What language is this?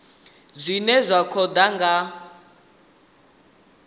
Venda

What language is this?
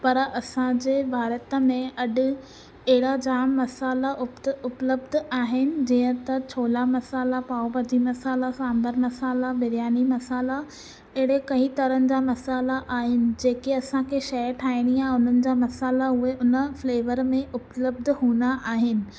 Sindhi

